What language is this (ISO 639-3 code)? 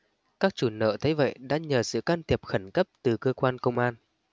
vie